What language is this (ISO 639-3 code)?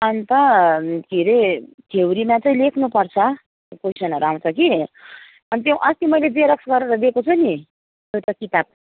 nep